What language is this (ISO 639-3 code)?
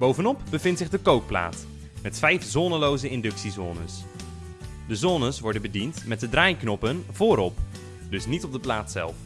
nld